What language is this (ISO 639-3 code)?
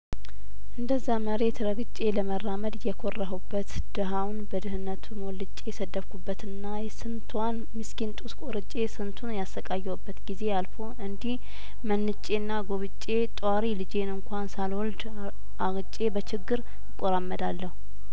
amh